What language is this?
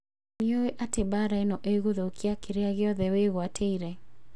Kikuyu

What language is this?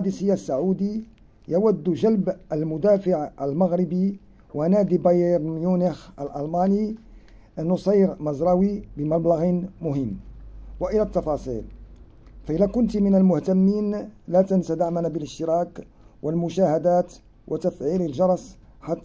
Arabic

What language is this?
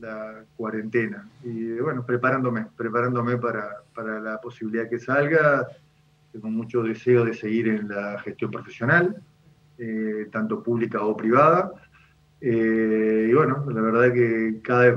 Spanish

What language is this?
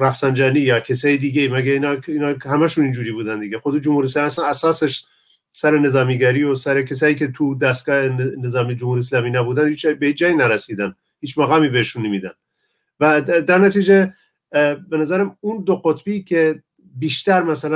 Persian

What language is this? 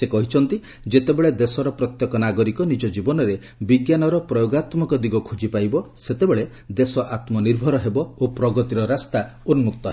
Odia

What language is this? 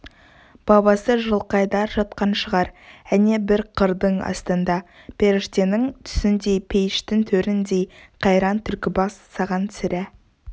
Kazakh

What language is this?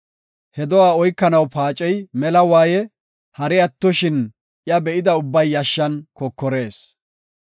Gofa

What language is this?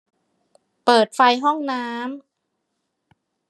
Thai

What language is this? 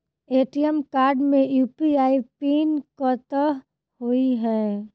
Maithili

